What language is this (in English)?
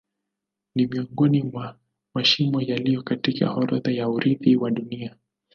Swahili